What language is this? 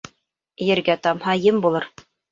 Bashkir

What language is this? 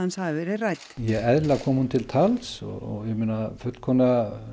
Icelandic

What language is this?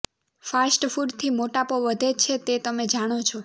Gujarati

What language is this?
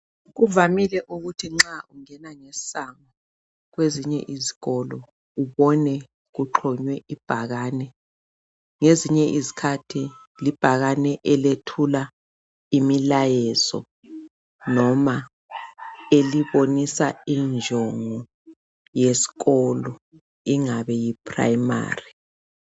North Ndebele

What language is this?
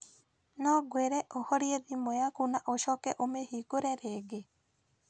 Kikuyu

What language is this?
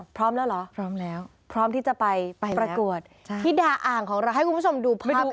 Thai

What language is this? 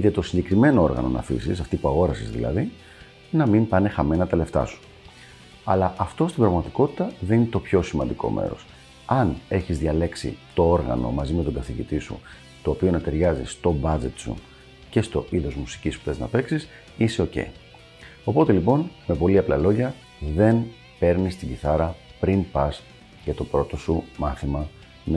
Greek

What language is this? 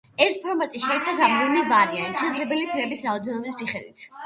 Georgian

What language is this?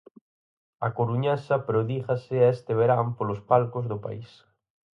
Galician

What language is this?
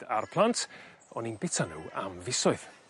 Welsh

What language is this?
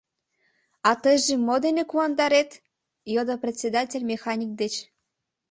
Mari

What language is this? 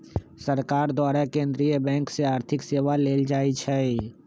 Magahi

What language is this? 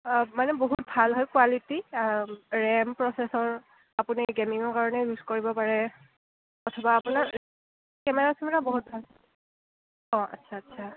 Assamese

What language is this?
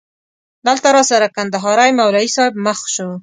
Pashto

